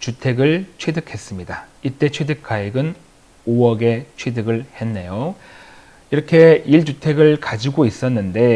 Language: Korean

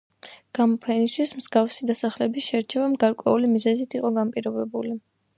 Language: Georgian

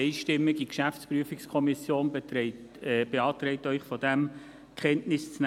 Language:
Swiss German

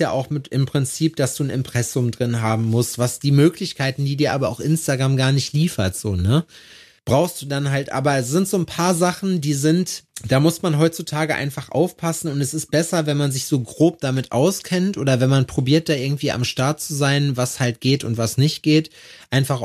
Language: German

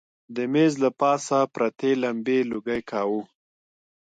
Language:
Pashto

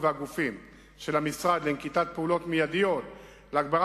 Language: Hebrew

